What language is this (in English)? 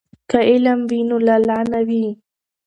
Pashto